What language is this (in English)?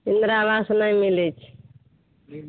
Maithili